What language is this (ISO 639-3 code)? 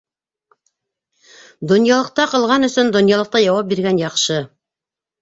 bak